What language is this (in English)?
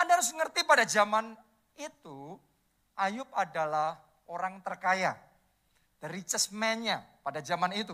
Indonesian